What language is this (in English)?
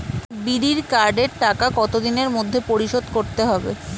Bangla